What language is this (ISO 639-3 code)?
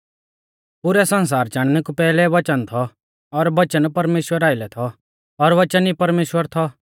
bfz